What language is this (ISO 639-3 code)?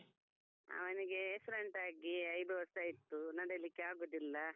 kan